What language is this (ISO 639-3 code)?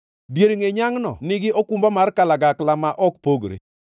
luo